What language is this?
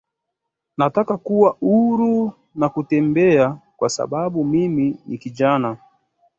Swahili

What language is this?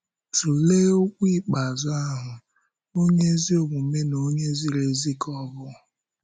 Igbo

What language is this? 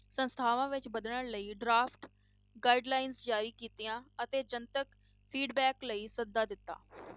Punjabi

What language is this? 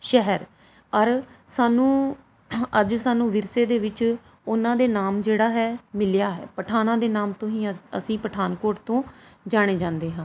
Punjabi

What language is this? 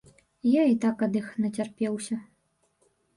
Belarusian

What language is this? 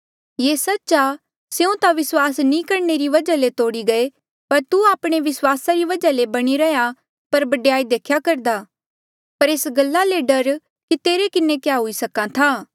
Mandeali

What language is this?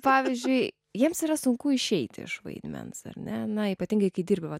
Lithuanian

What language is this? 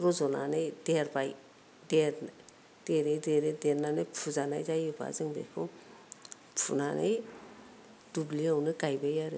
Bodo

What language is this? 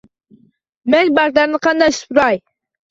Uzbek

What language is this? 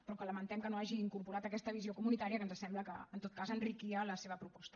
Catalan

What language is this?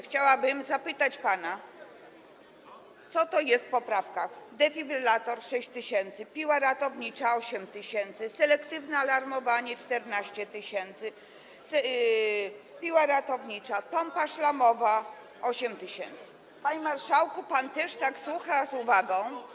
Polish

